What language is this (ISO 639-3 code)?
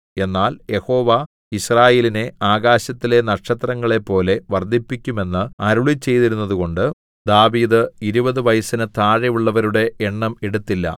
mal